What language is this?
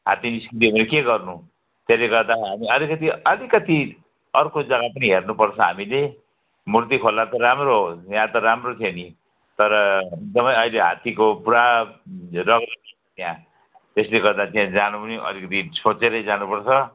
Nepali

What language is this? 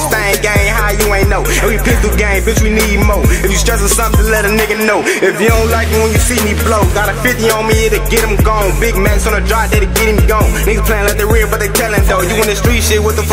English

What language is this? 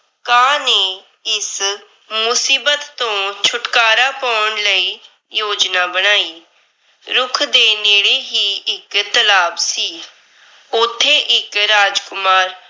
Punjabi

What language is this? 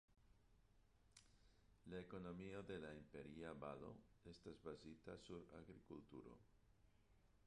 Esperanto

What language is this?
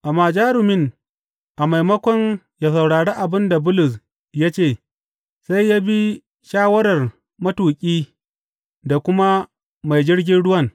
Hausa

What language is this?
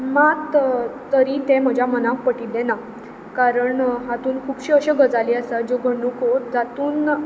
Konkani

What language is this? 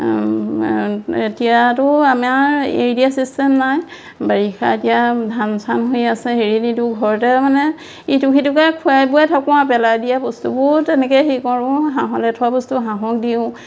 Assamese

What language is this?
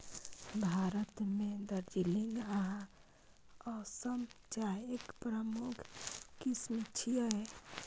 Maithili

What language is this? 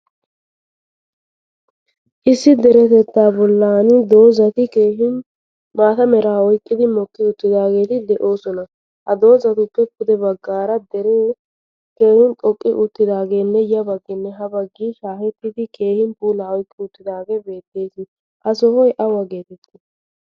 Wolaytta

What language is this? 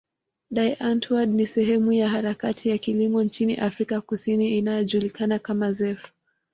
Swahili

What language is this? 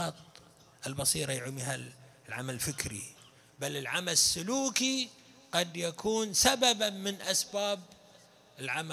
Arabic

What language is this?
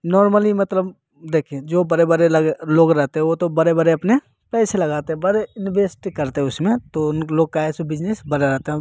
Hindi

